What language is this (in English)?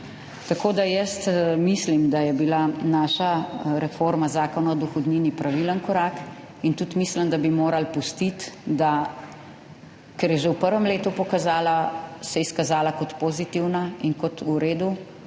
Slovenian